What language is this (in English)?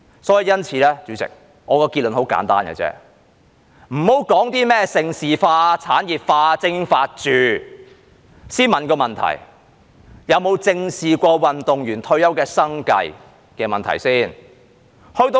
Cantonese